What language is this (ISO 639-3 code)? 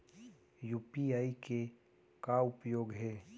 hne